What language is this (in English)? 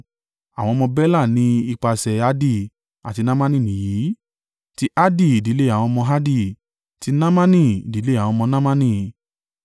Yoruba